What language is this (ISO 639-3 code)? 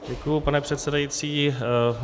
ces